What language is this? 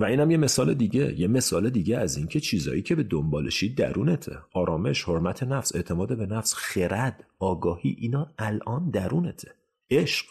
Persian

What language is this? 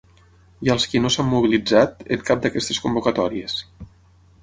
Catalan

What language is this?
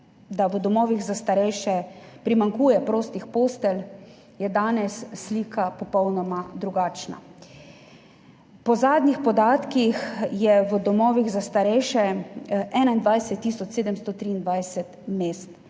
Slovenian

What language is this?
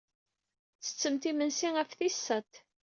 Kabyle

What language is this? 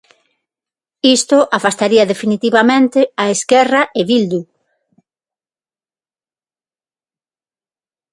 Galician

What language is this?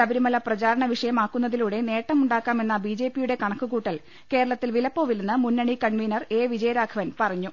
Malayalam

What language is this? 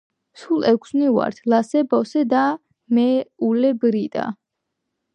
Georgian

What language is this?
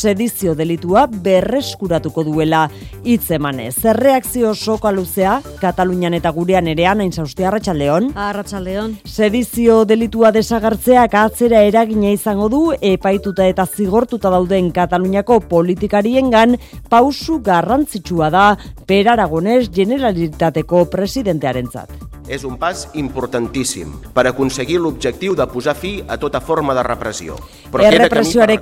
Spanish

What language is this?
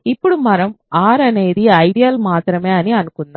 Telugu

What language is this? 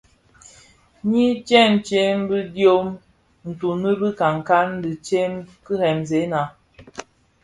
Bafia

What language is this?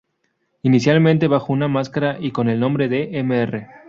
Spanish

